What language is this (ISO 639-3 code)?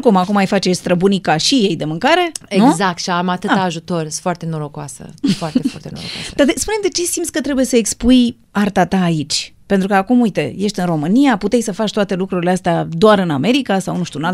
ron